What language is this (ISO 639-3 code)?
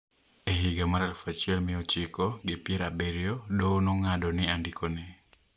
luo